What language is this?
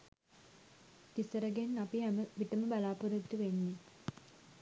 Sinhala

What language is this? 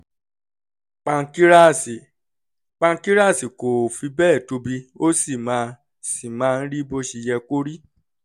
Yoruba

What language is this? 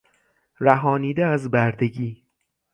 Persian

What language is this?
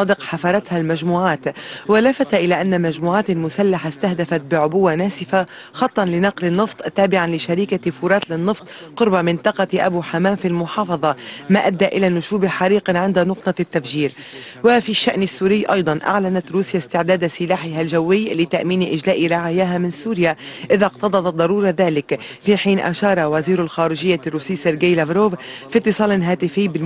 Arabic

